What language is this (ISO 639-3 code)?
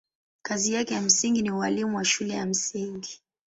swa